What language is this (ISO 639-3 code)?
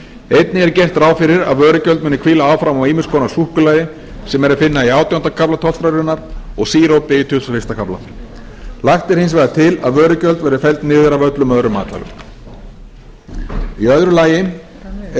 isl